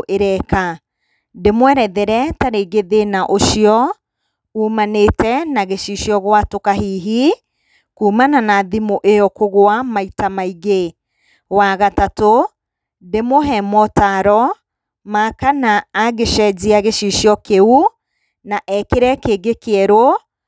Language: Kikuyu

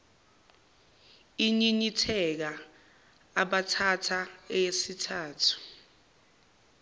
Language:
Zulu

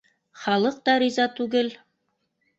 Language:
Bashkir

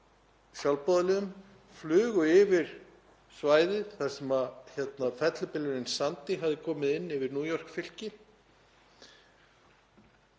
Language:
Icelandic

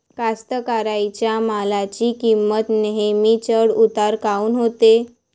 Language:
Marathi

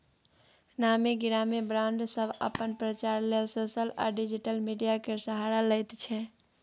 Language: Maithili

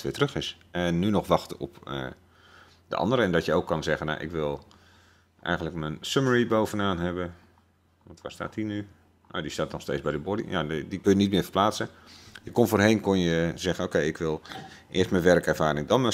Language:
Dutch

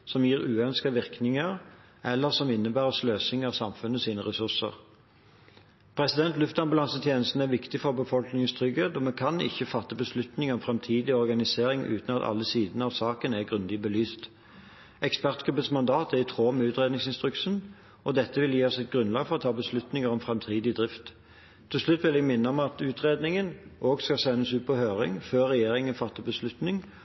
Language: Norwegian Bokmål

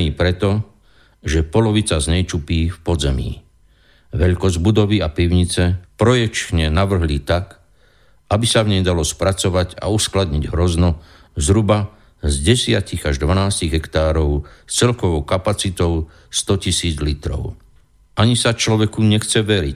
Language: Slovak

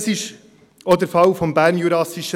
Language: Swiss German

